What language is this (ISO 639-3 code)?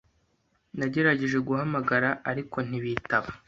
kin